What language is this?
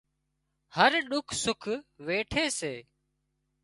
Wadiyara Koli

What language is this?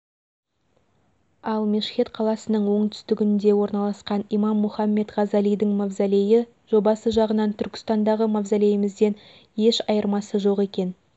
Kazakh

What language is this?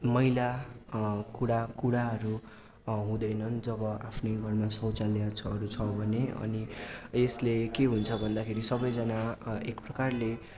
Nepali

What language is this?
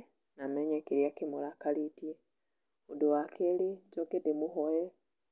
Kikuyu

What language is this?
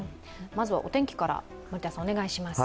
Japanese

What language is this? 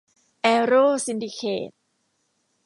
Thai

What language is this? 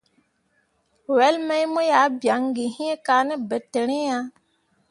Mundang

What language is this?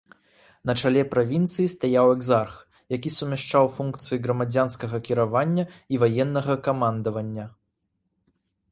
Belarusian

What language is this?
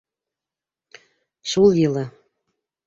Bashkir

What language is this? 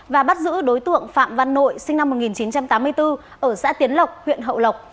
Vietnamese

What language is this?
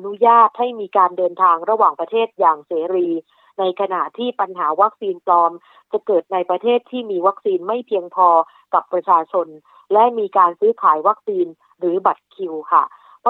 Thai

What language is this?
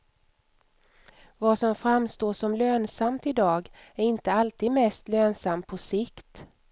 Swedish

